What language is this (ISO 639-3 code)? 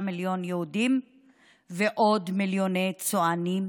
heb